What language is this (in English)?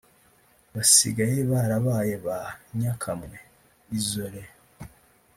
Kinyarwanda